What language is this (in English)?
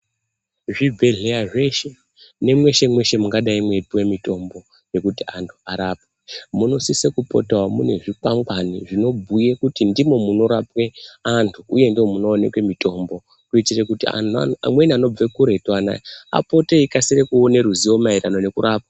Ndau